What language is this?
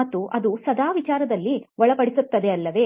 Kannada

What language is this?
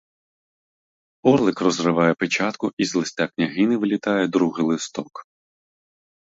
Ukrainian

